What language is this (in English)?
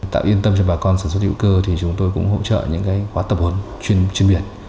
Vietnamese